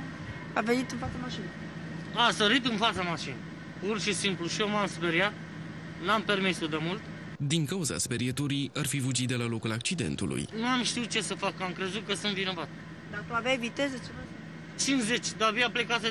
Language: Romanian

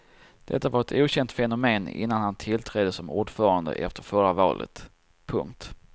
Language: Swedish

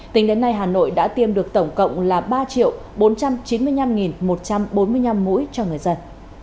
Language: Vietnamese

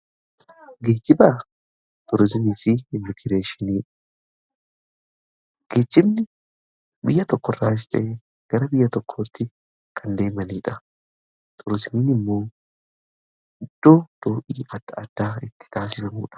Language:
Oromo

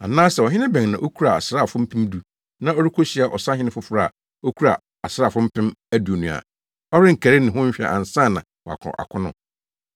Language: Akan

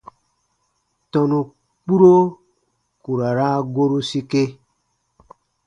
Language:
Baatonum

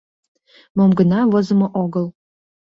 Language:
Mari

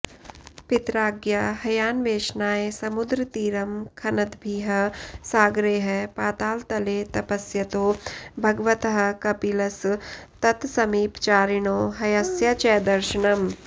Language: Sanskrit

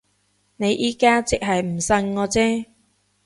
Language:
Cantonese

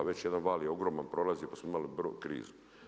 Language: Croatian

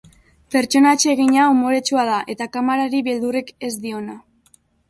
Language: Basque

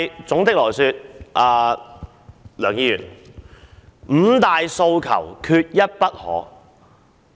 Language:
Cantonese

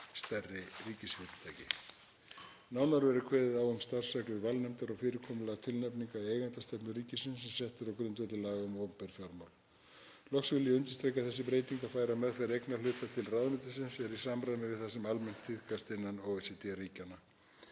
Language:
Icelandic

